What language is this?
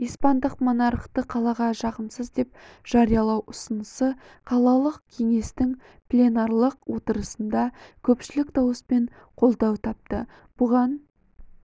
Kazakh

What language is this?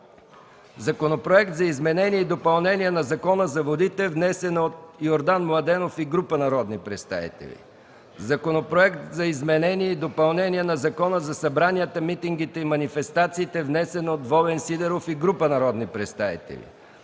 Bulgarian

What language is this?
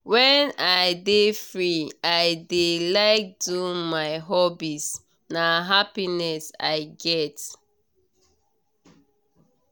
Nigerian Pidgin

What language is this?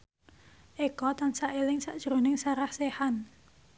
Javanese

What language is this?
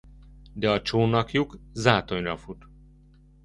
Hungarian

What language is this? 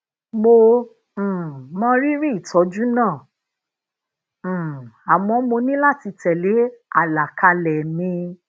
Yoruba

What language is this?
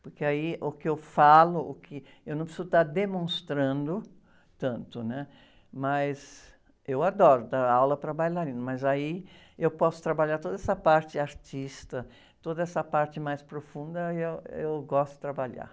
Portuguese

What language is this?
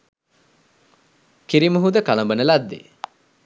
Sinhala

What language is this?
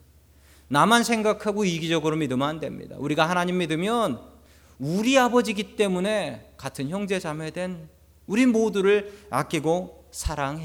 Korean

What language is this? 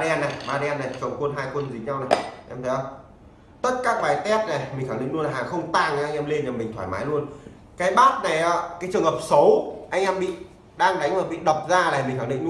Vietnamese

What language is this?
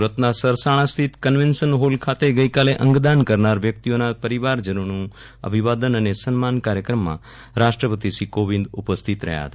Gujarati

